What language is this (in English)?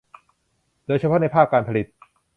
Thai